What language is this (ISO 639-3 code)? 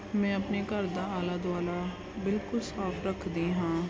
pan